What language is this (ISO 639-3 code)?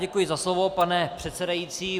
ces